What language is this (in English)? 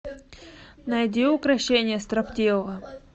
Russian